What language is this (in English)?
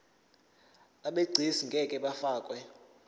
Zulu